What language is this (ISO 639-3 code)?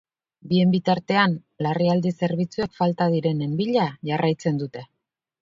eus